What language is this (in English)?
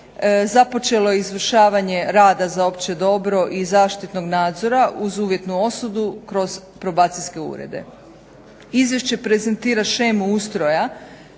Croatian